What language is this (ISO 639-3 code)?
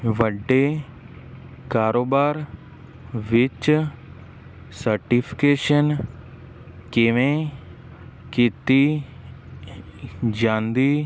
pan